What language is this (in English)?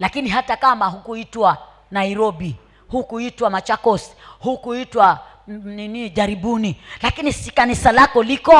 Swahili